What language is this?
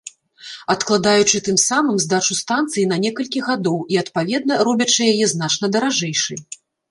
Belarusian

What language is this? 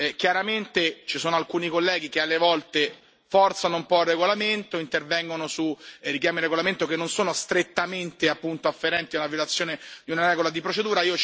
Italian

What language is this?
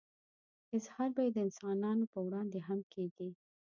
Pashto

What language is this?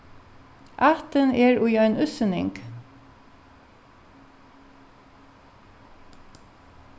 Faroese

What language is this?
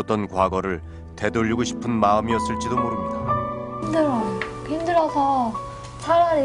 Korean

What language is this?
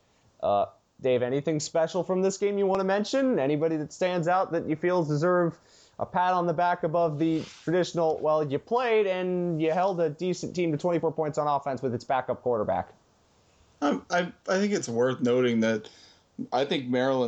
English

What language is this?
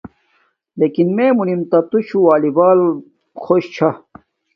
Domaaki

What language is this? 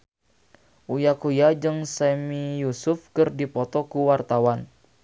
Sundanese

